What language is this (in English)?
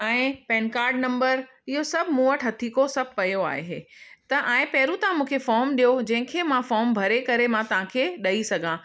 Sindhi